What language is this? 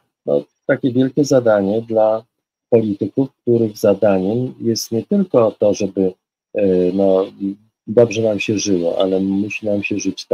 Polish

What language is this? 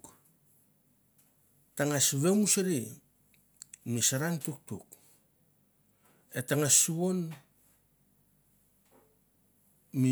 Mandara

